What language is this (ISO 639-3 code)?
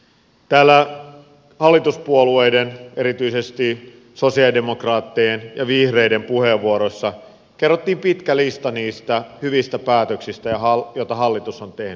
fin